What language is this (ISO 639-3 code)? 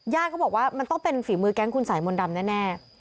tha